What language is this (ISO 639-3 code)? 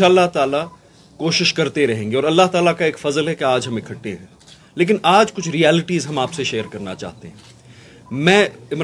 urd